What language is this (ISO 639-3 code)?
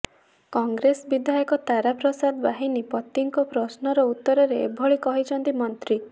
ori